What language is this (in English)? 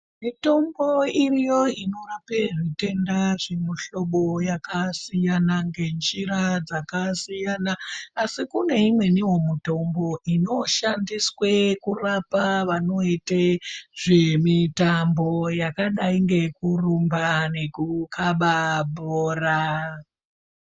Ndau